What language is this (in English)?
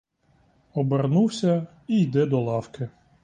Ukrainian